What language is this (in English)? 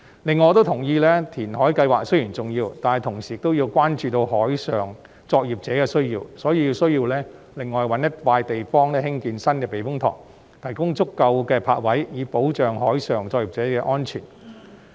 Cantonese